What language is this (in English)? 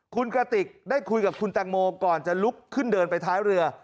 Thai